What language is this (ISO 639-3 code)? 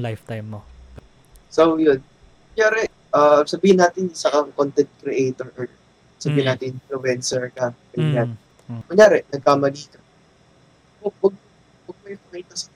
fil